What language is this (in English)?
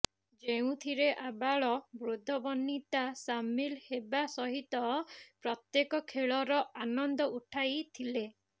Odia